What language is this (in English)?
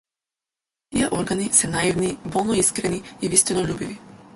Macedonian